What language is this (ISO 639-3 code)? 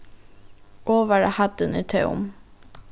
fao